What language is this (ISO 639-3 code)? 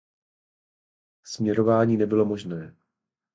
ces